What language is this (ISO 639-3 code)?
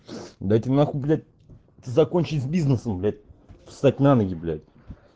rus